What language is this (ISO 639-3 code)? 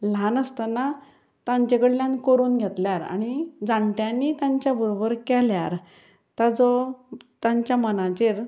kok